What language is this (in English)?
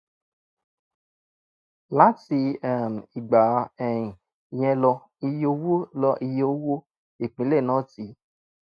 Yoruba